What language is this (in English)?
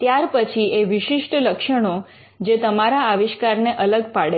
Gujarati